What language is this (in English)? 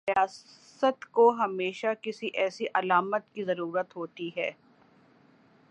Urdu